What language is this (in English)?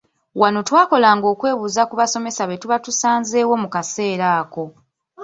Ganda